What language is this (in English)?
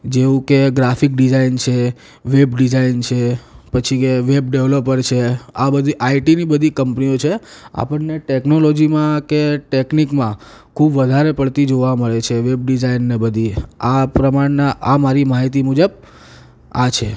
Gujarati